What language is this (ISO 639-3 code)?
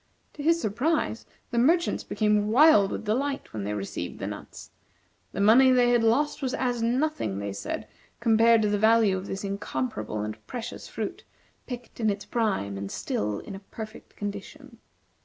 eng